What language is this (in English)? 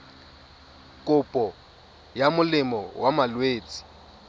Tswana